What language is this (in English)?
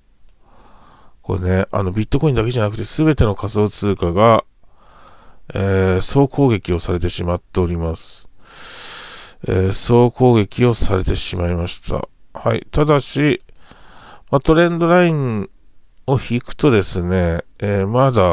Japanese